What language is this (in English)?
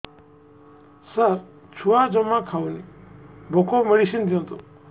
Odia